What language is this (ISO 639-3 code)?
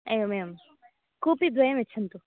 san